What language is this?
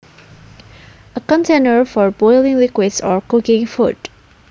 Javanese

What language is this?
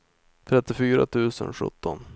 Swedish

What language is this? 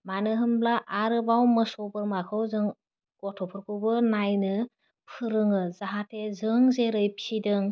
Bodo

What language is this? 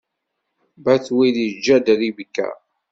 Kabyle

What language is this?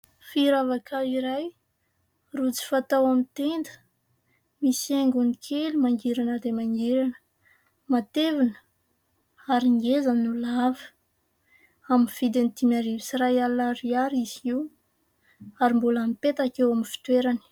Malagasy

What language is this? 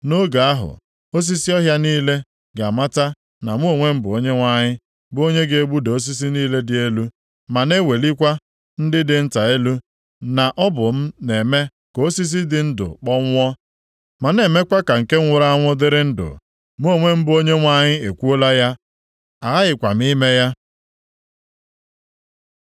Igbo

